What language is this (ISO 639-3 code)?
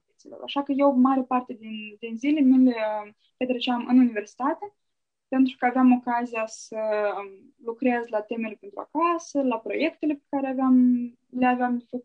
ron